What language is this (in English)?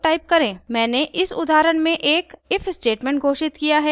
Hindi